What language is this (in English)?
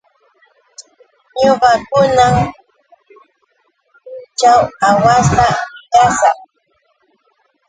Yauyos Quechua